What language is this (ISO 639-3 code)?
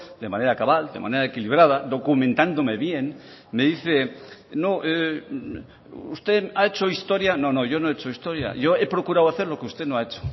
spa